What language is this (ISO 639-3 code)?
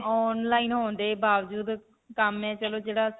pan